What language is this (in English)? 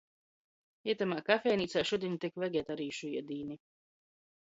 Latgalian